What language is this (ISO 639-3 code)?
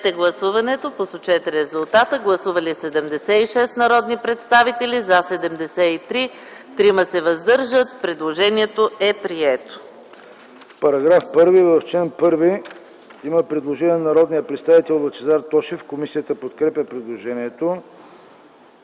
bul